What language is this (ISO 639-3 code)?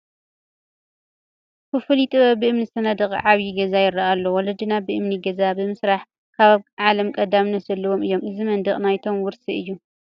tir